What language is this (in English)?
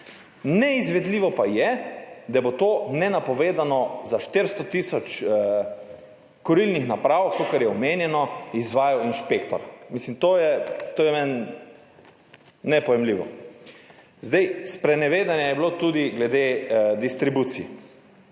Slovenian